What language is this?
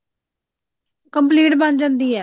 Punjabi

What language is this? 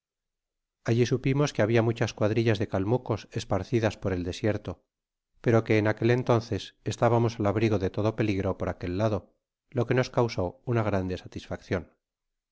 Spanish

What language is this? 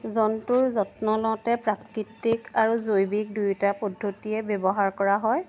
Assamese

